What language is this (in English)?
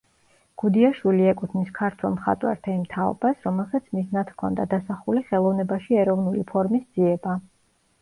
Georgian